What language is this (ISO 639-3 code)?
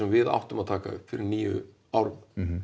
isl